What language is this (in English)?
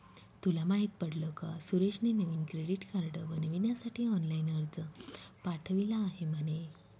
Marathi